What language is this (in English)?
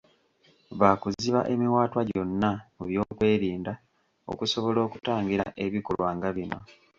Ganda